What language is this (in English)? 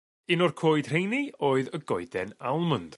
Welsh